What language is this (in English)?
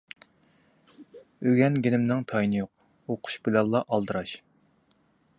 Uyghur